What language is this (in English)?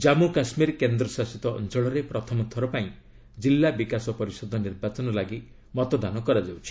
Odia